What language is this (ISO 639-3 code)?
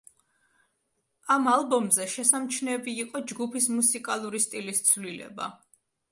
kat